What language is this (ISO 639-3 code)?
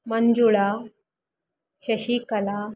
kan